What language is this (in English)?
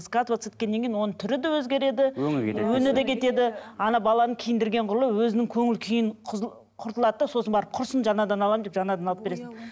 Kazakh